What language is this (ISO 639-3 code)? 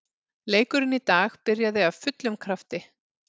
isl